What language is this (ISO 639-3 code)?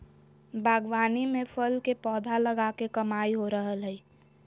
mag